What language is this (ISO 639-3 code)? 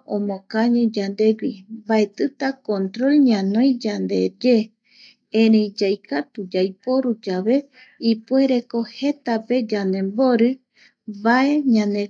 gui